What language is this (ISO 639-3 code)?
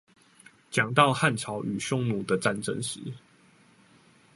zho